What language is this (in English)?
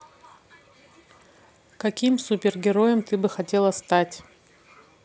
Russian